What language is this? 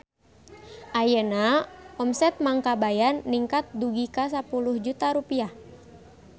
Sundanese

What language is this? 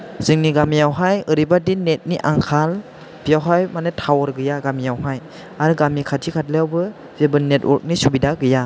Bodo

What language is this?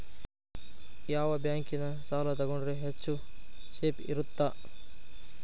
Kannada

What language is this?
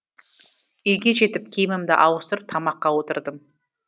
Kazakh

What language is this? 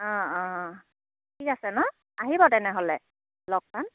Assamese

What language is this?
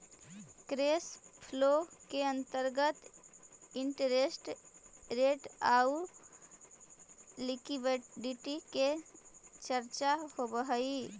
Magahi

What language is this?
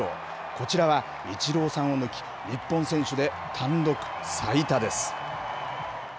Japanese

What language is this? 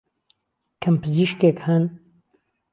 Central Kurdish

